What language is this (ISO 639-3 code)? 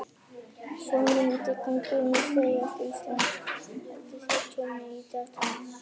isl